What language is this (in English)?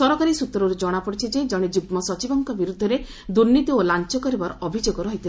Odia